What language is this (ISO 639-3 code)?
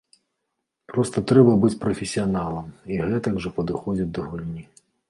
bel